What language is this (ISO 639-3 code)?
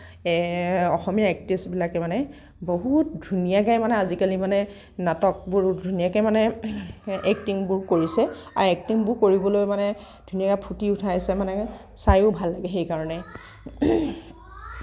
asm